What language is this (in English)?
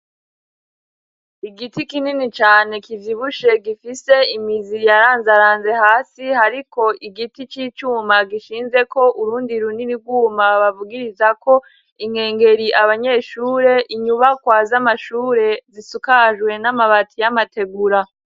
Rundi